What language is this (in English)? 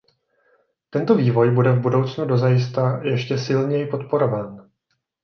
Czech